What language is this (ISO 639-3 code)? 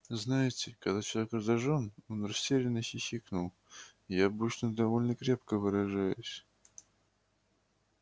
rus